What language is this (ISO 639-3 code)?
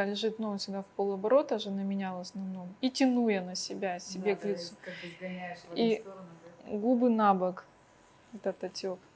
rus